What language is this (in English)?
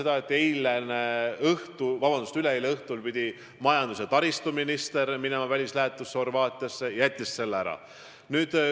Estonian